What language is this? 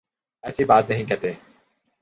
Urdu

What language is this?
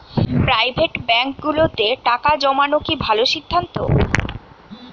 Bangla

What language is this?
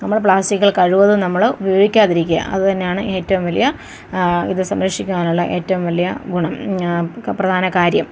Malayalam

